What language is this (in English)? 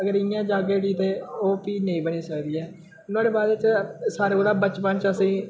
Dogri